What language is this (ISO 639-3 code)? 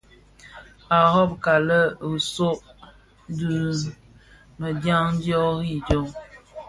ksf